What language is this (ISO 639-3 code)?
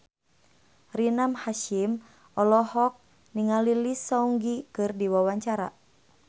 sun